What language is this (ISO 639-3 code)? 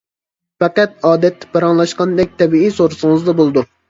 uig